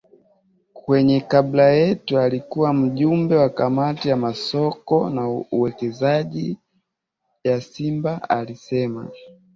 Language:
Swahili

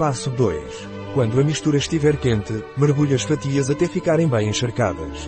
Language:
Portuguese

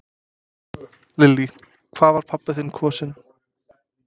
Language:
Icelandic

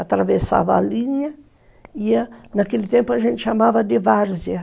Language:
Portuguese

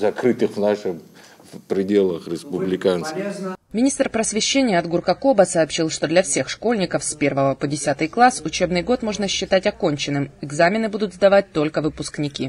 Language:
Russian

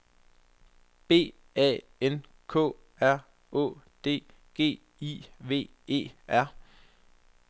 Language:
Danish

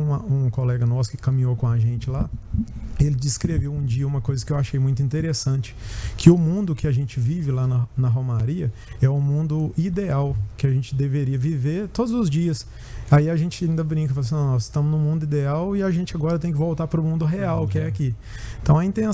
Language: Portuguese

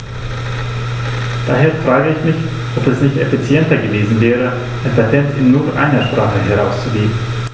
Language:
German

